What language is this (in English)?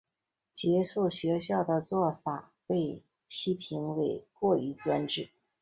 Chinese